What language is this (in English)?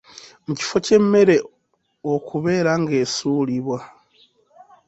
Ganda